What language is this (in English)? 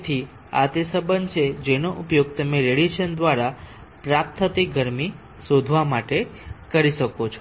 Gujarati